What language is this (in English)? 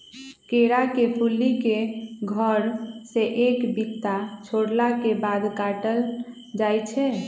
Magahi